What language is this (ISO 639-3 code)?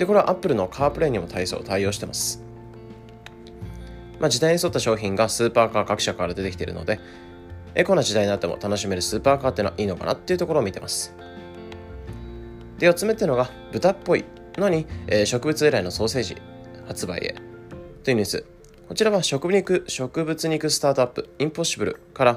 jpn